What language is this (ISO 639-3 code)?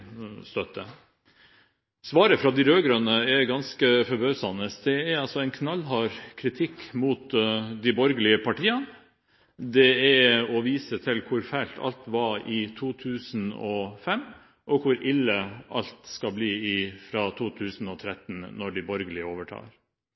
nob